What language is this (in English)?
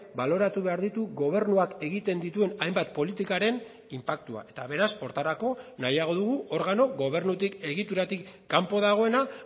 Basque